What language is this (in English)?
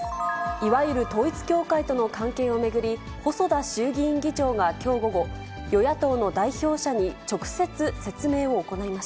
Japanese